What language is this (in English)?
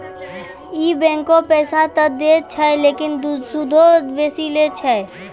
Maithili